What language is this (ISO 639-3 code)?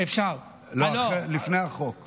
heb